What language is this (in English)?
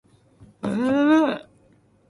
Cantonese